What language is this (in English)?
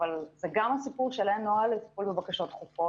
Hebrew